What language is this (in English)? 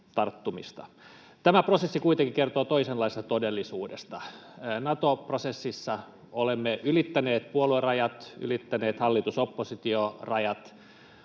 Finnish